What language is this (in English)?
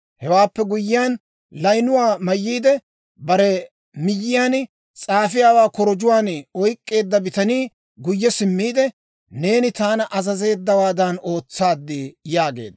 Dawro